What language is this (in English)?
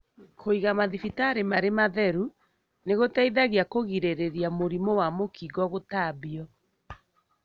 Kikuyu